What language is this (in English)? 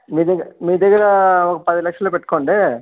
Telugu